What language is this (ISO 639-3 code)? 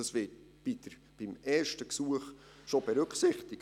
gsw